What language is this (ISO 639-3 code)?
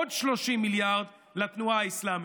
heb